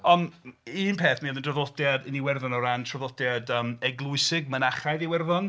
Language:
Welsh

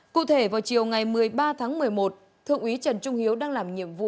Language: Vietnamese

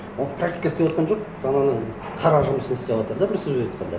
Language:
Kazakh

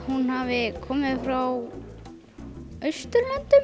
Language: Icelandic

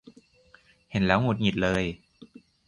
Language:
Thai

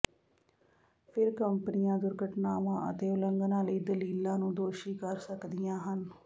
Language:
Punjabi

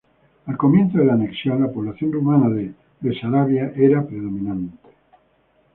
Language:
Spanish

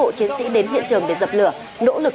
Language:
Vietnamese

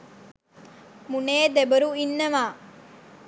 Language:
Sinhala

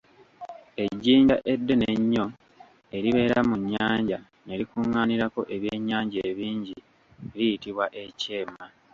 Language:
Ganda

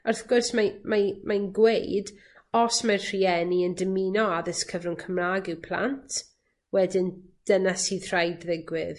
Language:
Welsh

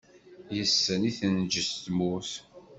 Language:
Kabyle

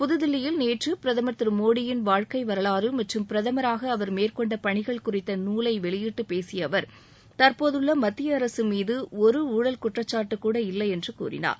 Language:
Tamil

